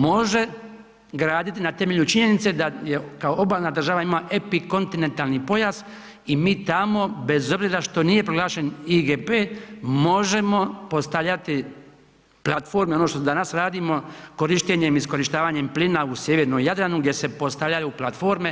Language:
Croatian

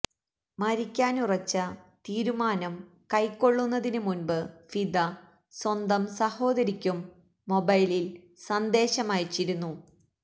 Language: Malayalam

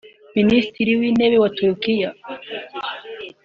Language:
Kinyarwanda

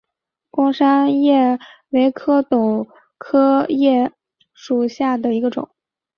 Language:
Chinese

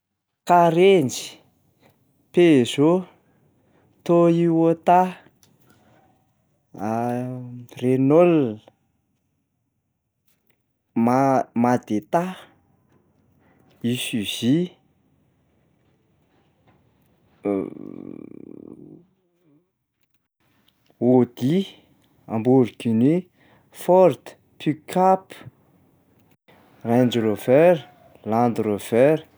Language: Malagasy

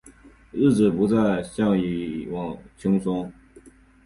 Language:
Chinese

